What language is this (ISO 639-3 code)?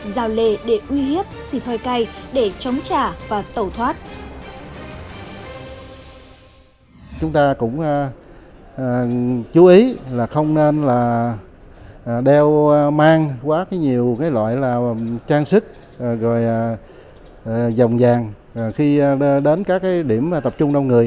vie